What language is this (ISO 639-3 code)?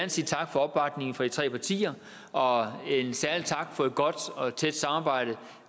dan